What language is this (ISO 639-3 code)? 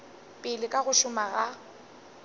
nso